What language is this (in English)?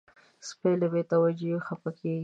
Pashto